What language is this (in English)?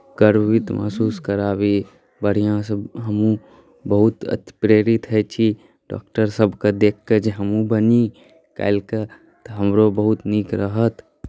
Maithili